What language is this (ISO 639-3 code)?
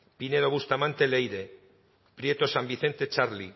eus